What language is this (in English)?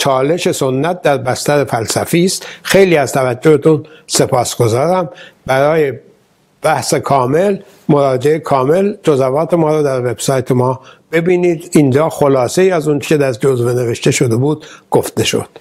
Persian